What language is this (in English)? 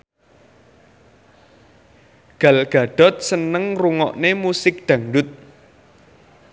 Javanese